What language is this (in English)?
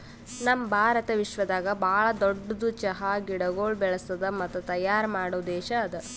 Kannada